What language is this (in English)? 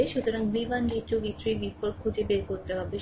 Bangla